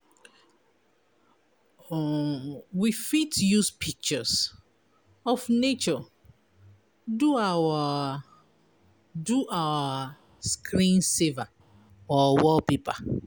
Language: Nigerian Pidgin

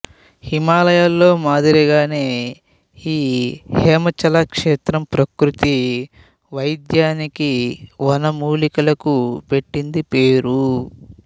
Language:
Telugu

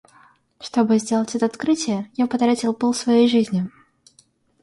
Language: Russian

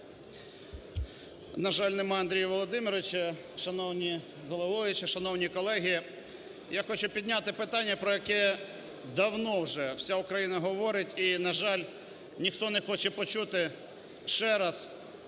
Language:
Ukrainian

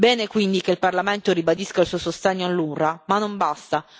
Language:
Italian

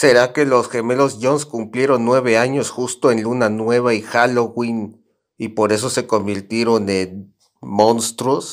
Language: Spanish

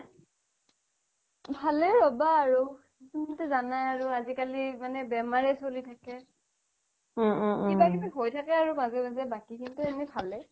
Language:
Assamese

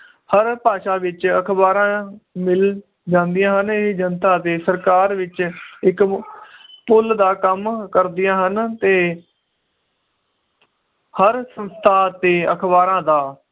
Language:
Punjabi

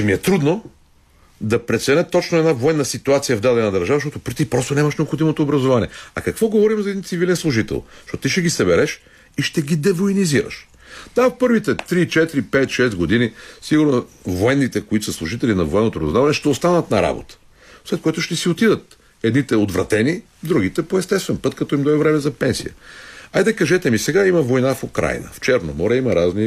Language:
Bulgarian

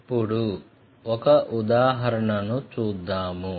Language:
Telugu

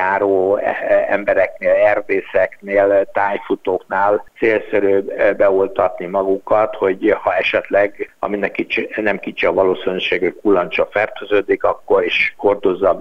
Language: Hungarian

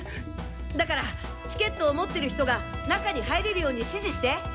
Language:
Japanese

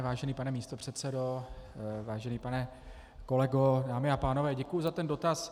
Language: Czech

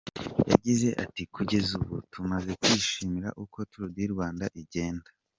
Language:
Kinyarwanda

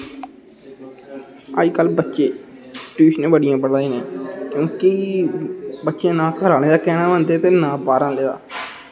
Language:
Dogri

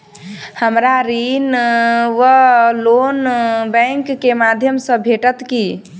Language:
Maithili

